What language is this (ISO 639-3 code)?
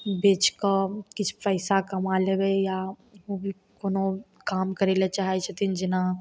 mai